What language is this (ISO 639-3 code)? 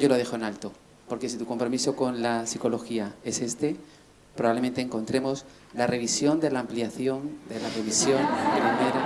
spa